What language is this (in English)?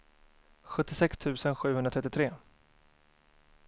Swedish